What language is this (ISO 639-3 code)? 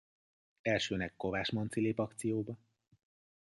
hun